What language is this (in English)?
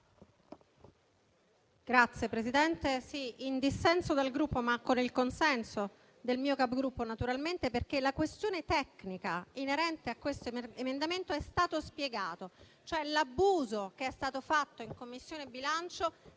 Italian